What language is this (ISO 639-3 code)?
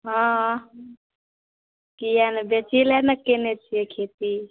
mai